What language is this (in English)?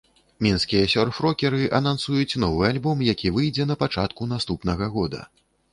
Belarusian